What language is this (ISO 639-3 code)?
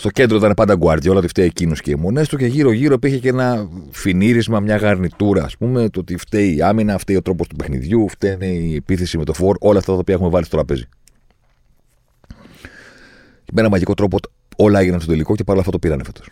ell